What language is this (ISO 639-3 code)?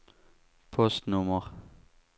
swe